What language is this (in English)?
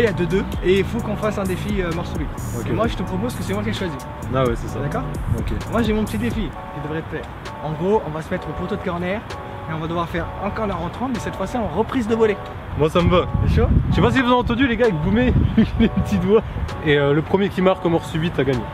French